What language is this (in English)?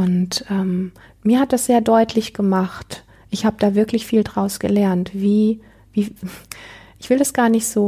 German